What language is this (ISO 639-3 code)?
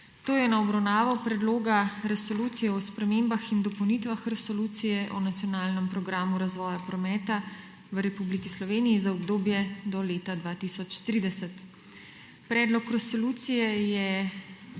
slv